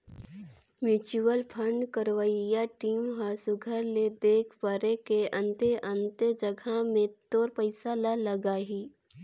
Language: Chhattisgarhi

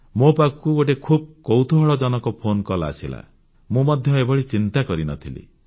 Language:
Odia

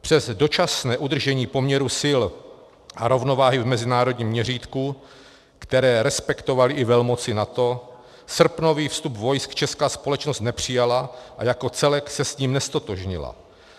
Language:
Czech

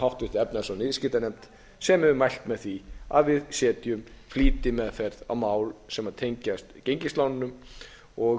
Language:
Icelandic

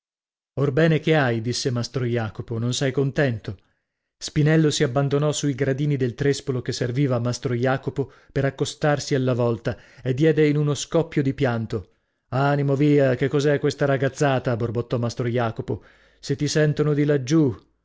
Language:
Italian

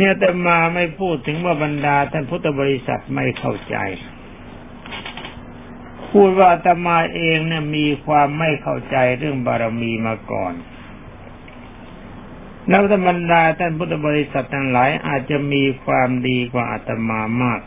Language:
Thai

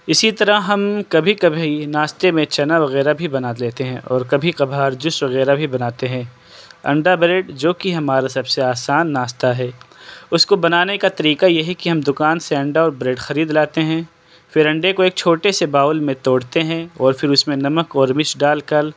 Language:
Urdu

